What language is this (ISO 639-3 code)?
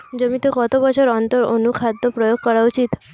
ben